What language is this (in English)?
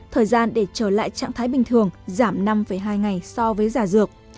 Vietnamese